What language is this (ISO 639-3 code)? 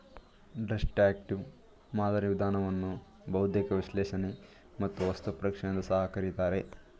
kan